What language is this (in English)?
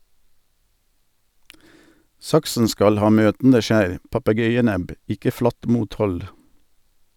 Norwegian